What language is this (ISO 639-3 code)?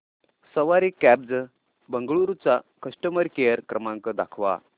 mar